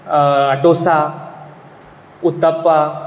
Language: Konkani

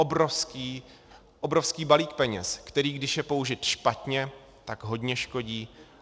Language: Czech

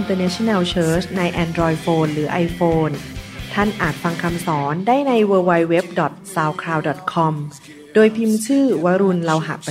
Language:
Thai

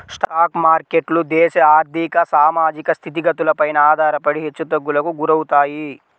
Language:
Telugu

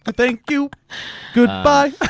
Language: English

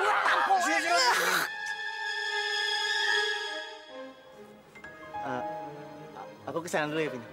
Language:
Indonesian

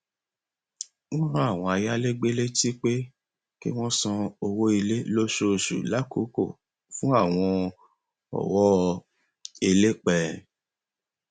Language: Yoruba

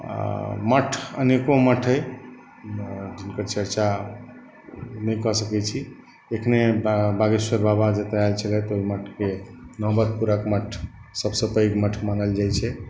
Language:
Maithili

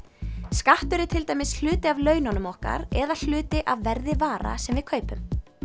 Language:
Icelandic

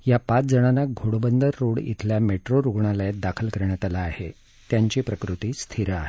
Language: Marathi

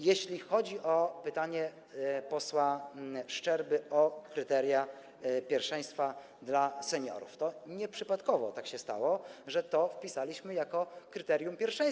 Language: Polish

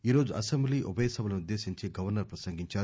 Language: Telugu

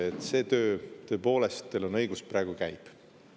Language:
Estonian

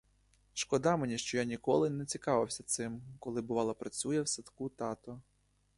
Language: Ukrainian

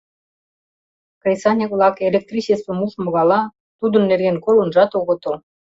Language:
Mari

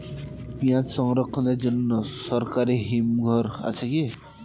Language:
Bangla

